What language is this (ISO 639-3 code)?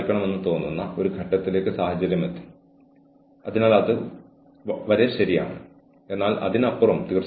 mal